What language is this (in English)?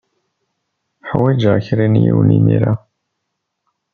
Kabyle